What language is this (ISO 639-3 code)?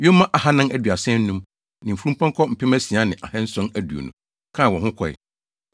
aka